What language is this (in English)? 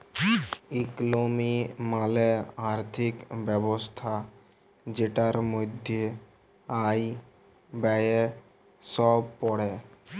Bangla